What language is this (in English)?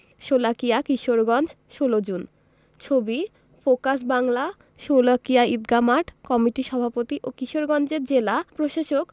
Bangla